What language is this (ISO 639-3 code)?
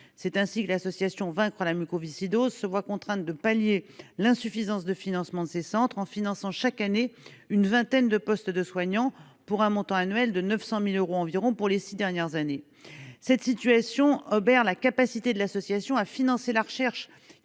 fra